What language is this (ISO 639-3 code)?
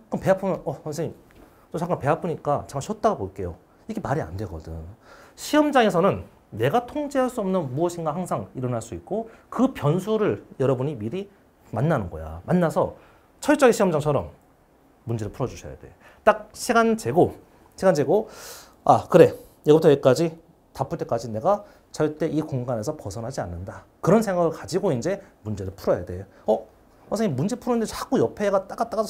kor